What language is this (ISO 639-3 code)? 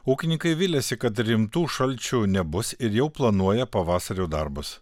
lit